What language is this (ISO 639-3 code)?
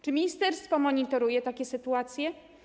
pol